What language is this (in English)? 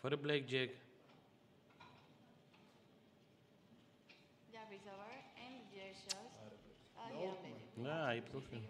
Romanian